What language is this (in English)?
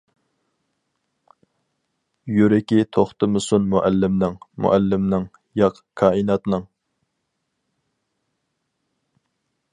Uyghur